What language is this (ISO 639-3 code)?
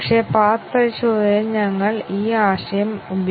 mal